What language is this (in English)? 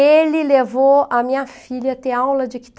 Portuguese